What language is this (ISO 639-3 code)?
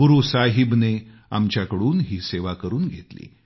mar